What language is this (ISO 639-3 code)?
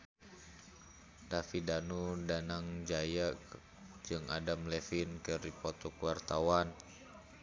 sun